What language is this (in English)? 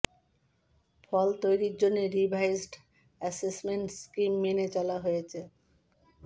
Bangla